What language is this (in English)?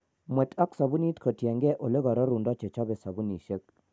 Kalenjin